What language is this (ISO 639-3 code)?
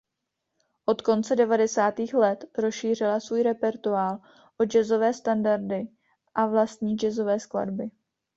ces